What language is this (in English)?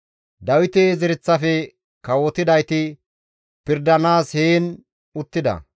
Gamo